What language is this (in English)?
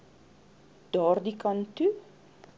Afrikaans